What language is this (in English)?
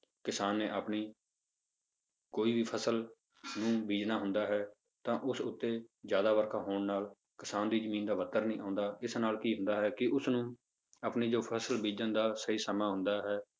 Punjabi